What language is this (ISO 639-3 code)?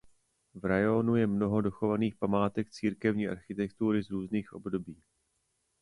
ces